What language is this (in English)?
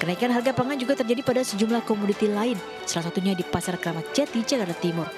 Indonesian